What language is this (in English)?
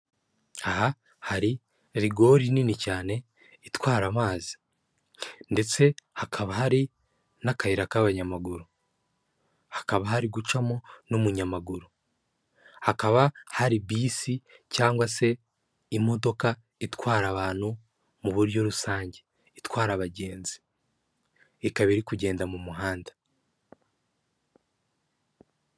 Kinyarwanda